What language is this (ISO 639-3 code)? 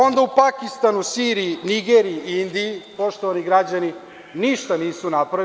srp